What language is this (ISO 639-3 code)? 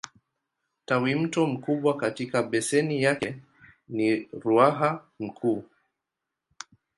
swa